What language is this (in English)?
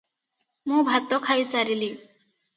Odia